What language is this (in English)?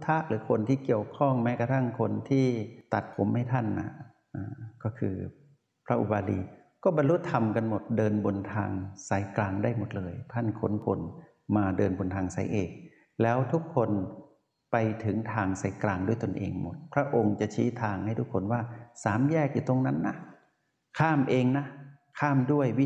Thai